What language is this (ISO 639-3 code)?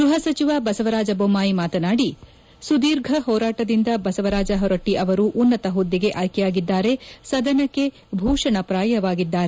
kan